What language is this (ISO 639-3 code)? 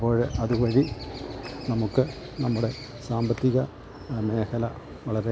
mal